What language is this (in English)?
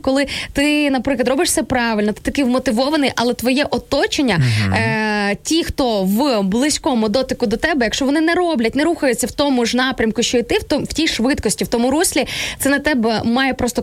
Ukrainian